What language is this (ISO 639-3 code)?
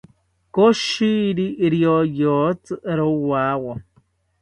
cpy